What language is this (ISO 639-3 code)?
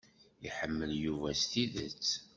kab